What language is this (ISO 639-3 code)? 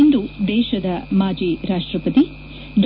kan